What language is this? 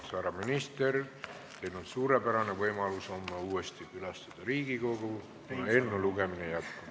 Estonian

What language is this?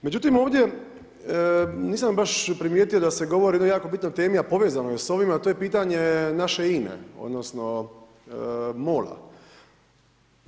Croatian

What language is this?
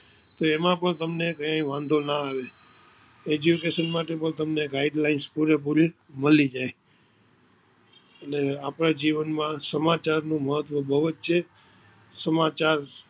Gujarati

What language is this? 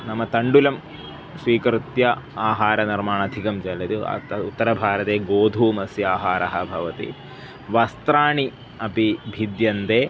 Sanskrit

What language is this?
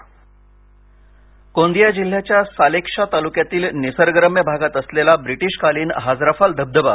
Marathi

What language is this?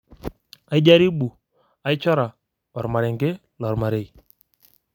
Masai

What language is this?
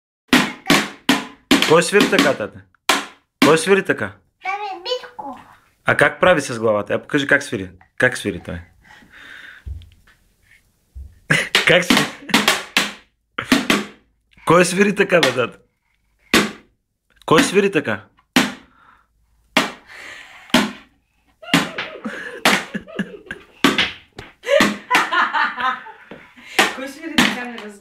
Bulgarian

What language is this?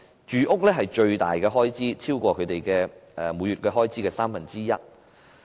Cantonese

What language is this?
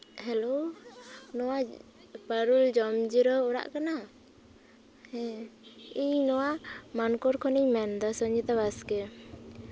Santali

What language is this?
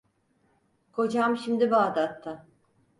Turkish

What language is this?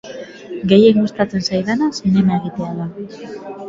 Basque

